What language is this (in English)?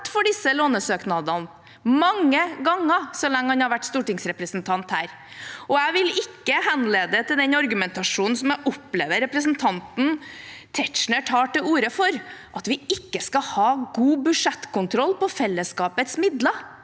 Norwegian